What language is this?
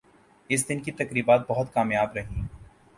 Urdu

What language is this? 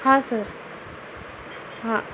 Marathi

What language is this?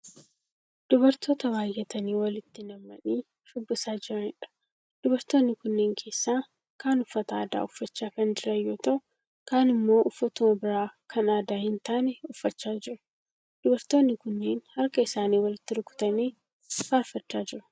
Oromo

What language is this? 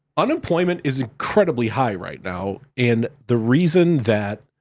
English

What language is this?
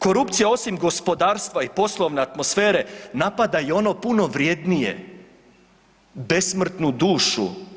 Croatian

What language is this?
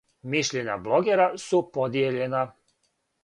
Serbian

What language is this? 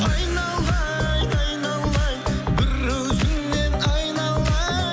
Kazakh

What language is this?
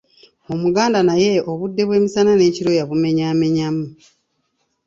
Ganda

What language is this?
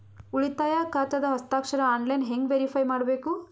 Kannada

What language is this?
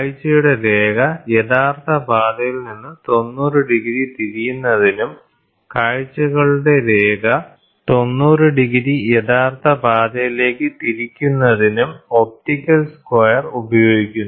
Malayalam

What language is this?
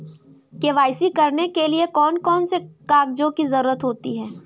Hindi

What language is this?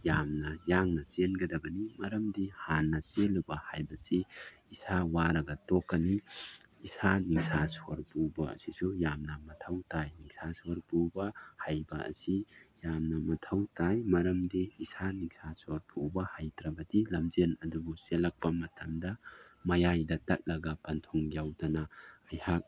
Manipuri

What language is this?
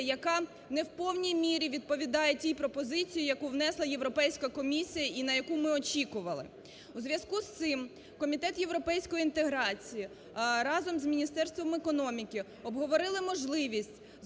Ukrainian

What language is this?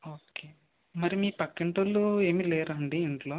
Telugu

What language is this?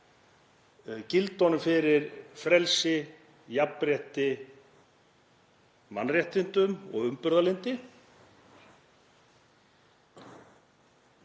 Icelandic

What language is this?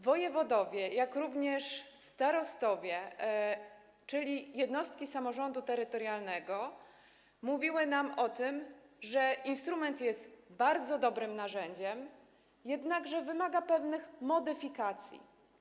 Polish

